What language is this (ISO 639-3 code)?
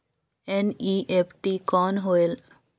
hne